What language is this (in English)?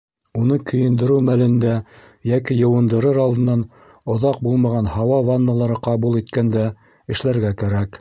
Bashkir